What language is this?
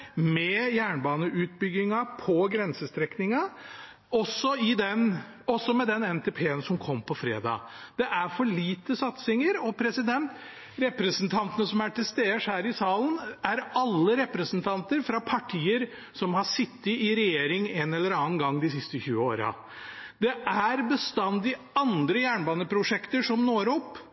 Norwegian Bokmål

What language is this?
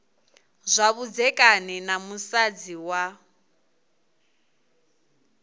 Venda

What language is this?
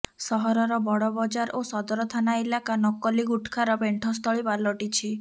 Odia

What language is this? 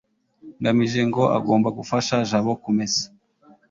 Kinyarwanda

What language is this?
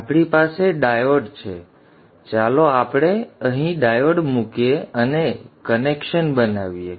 Gujarati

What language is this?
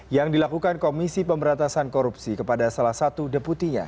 Indonesian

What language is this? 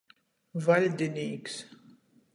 Latgalian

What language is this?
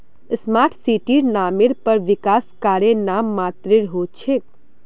Magahi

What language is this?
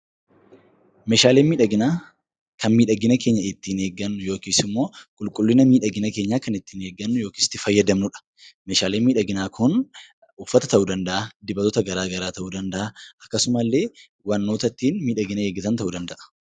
Oromo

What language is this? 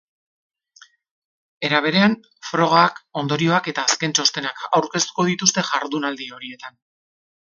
Basque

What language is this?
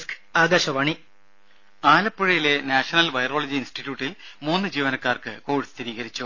Malayalam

